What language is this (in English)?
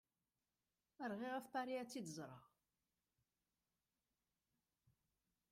Kabyle